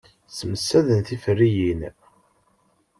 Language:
Kabyle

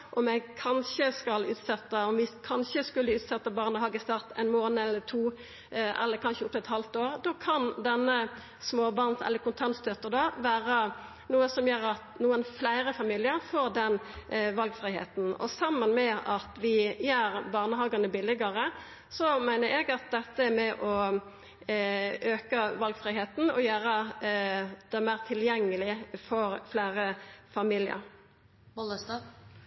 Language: Norwegian Nynorsk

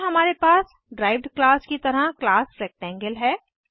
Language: Hindi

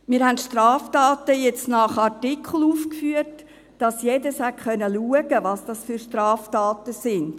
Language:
Swiss German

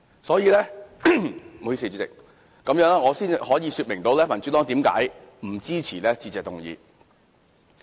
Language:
Cantonese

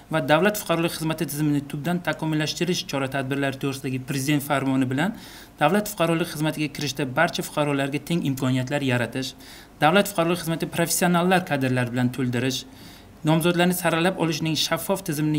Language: Turkish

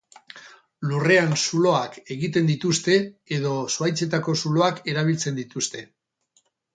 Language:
Basque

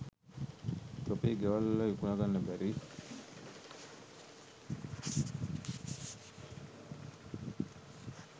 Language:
Sinhala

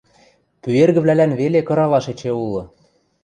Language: Western Mari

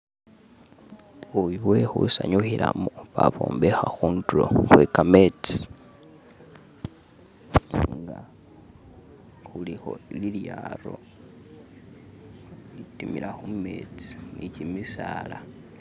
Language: Masaaba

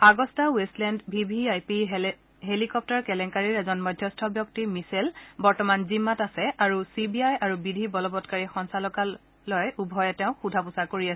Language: Assamese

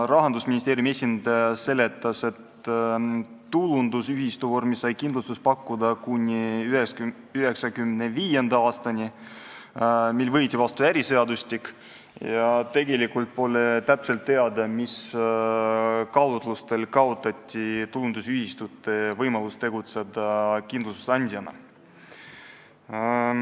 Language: Estonian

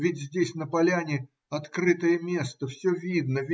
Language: Russian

